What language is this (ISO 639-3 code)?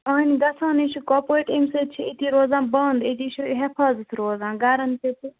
kas